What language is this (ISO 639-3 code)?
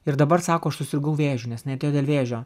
lit